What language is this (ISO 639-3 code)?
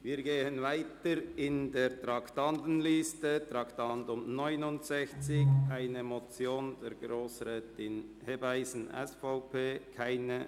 gsw